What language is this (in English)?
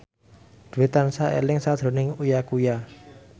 Javanese